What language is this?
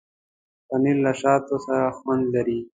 Pashto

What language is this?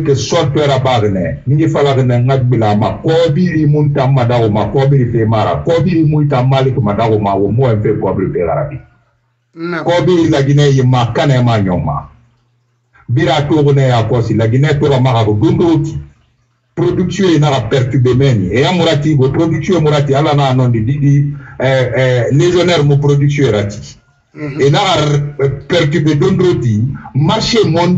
French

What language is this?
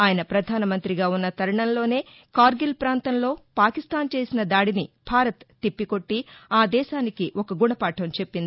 Telugu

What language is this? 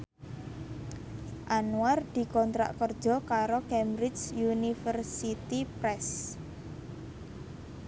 Javanese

